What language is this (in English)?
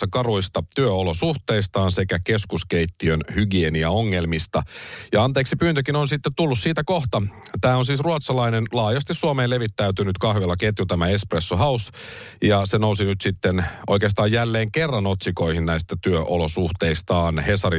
Finnish